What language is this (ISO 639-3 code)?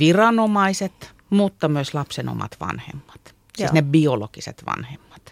fin